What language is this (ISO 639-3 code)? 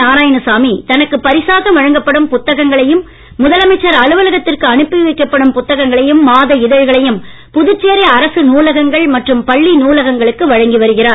tam